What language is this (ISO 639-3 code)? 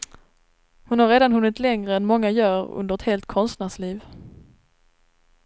swe